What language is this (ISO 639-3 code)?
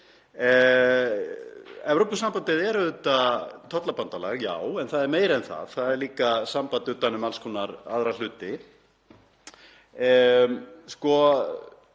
isl